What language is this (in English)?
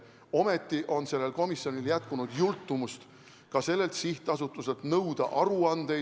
Estonian